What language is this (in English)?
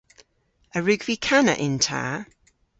Cornish